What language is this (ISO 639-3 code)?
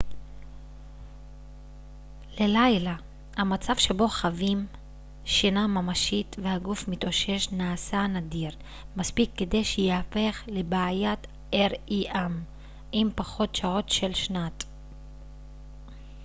heb